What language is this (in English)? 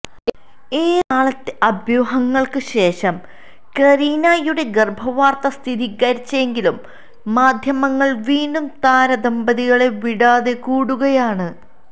Malayalam